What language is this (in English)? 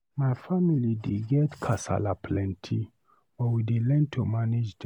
Nigerian Pidgin